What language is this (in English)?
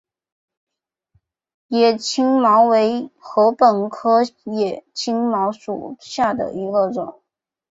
Chinese